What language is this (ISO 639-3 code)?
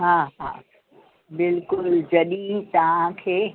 snd